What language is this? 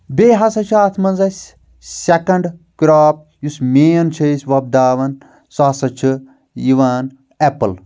Kashmiri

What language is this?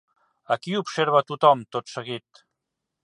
Catalan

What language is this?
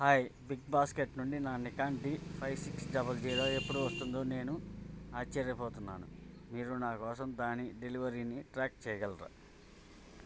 Telugu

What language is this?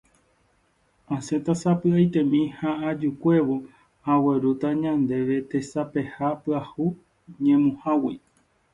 Guarani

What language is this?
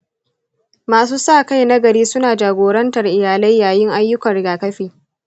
Hausa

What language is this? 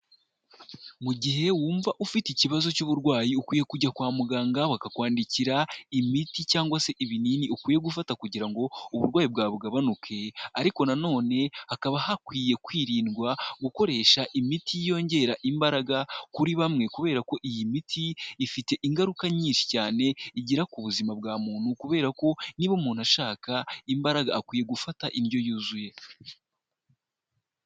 Kinyarwanda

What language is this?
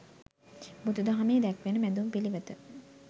Sinhala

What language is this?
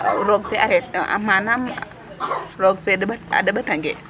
Serer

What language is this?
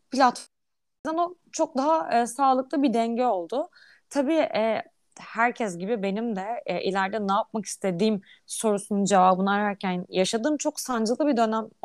Turkish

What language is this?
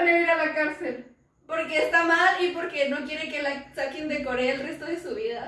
Spanish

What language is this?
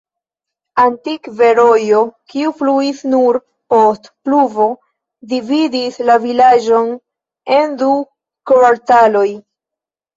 Esperanto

